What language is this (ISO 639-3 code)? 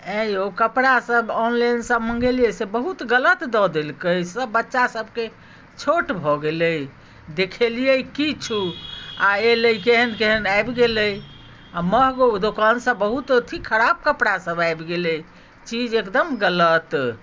mai